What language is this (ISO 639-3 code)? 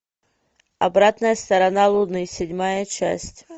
rus